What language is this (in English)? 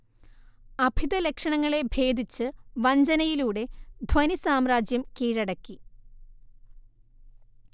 Malayalam